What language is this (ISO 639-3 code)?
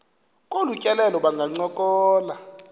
xho